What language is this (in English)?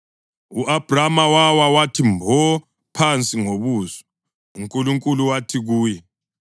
North Ndebele